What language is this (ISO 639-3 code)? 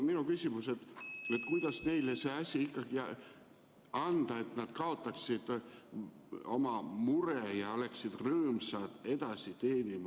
est